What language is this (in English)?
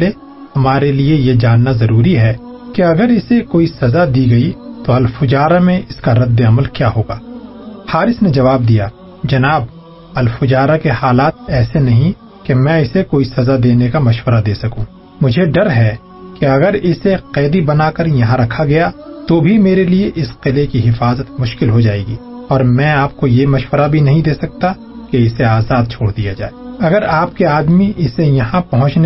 Urdu